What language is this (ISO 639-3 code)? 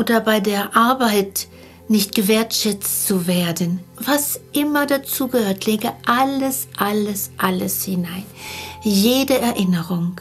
deu